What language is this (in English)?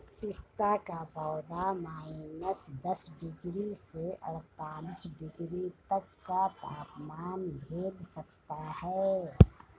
Hindi